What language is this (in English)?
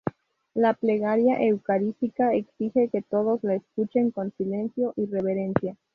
Spanish